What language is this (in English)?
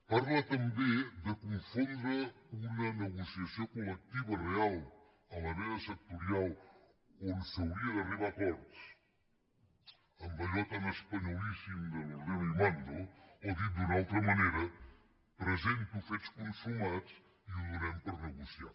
Catalan